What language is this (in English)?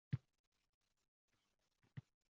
Uzbek